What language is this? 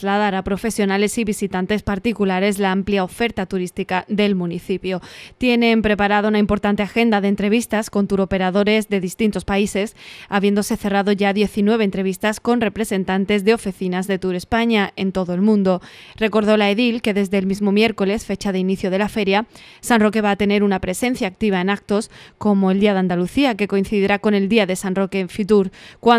Spanish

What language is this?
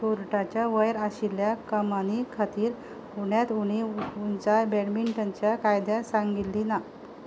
Konkani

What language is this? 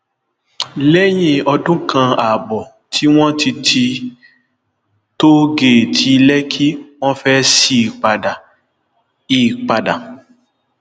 Yoruba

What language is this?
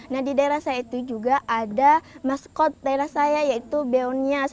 Indonesian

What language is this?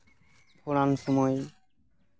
Santali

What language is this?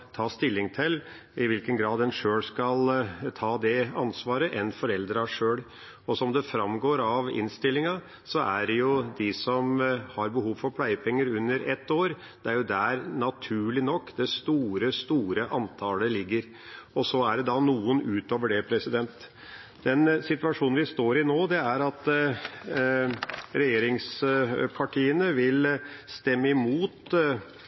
Norwegian Bokmål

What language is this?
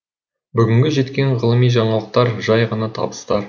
Kazakh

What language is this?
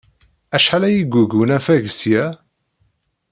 Kabyle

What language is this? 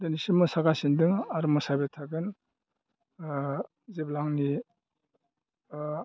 Bodo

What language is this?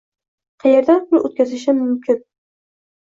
Uzbek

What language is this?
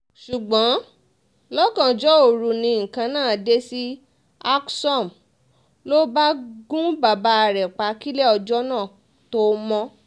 Yoruba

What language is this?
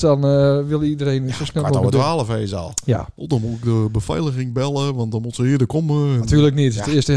Dutch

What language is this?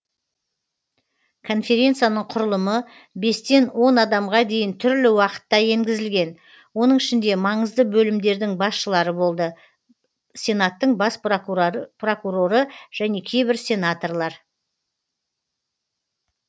Kazakh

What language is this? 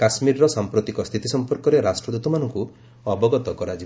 Odia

